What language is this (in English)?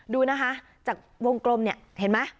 Thai